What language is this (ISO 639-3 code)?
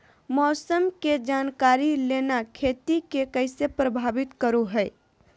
mag